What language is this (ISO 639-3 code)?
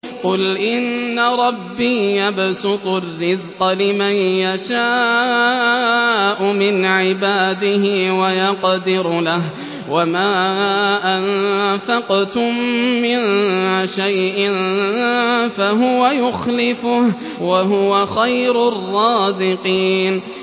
ara